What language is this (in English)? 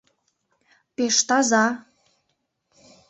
Mari